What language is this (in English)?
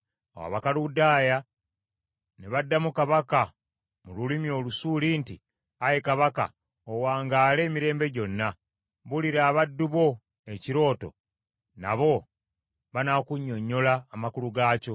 Ganda